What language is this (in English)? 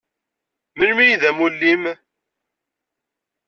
Kabyle